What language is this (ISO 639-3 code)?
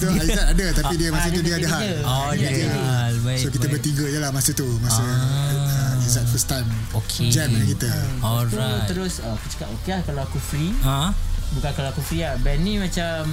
msa